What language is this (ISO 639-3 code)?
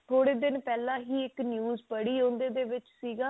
pan